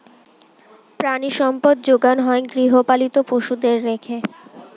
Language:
Bangla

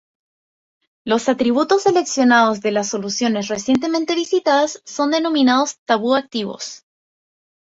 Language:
Spanish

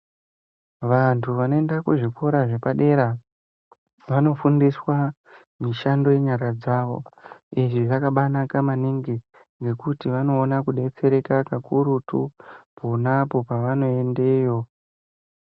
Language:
Ndau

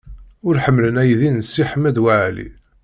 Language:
Kabyle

